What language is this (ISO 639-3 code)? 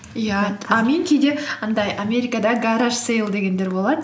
kaz